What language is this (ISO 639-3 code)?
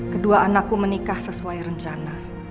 ind